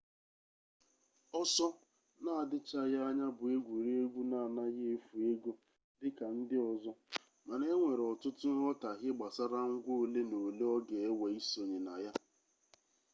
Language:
Igbo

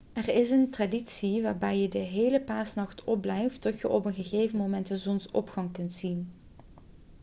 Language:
Dutch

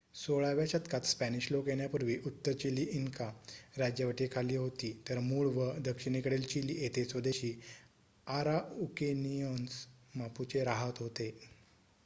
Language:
Marathi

